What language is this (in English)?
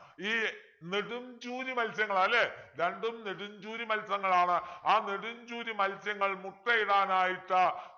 Malayalam